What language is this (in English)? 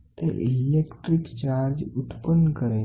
Gujarati